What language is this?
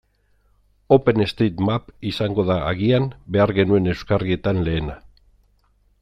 Basque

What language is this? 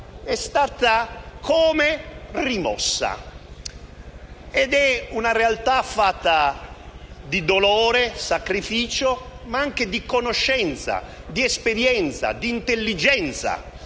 Italian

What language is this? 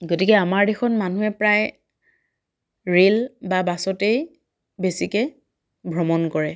Assamese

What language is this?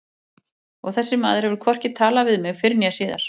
Icelandic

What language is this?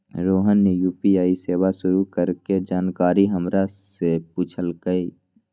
Magahi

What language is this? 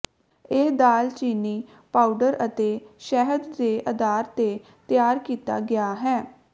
Punjabi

